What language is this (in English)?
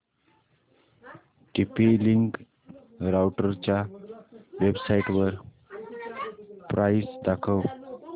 Marathi